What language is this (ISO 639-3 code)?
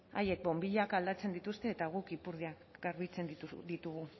eus